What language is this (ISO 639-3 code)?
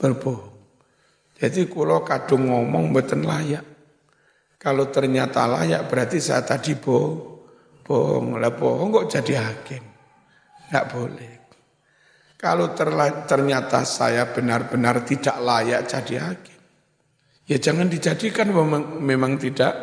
ind